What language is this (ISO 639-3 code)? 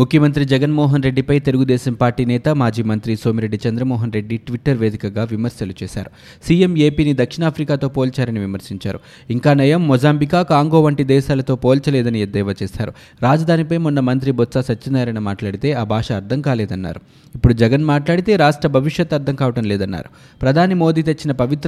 tel